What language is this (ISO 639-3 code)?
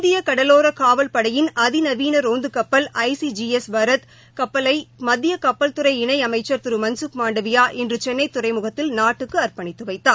tam